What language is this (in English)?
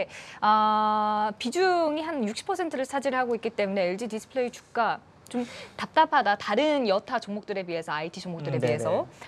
Korean